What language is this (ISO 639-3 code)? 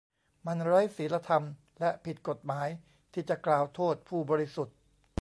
tha